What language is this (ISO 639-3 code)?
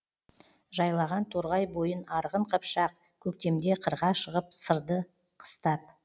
kaz